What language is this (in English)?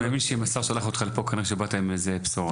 Hebrew